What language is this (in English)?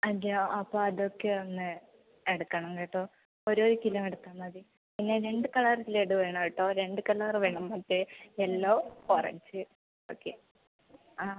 Malayalam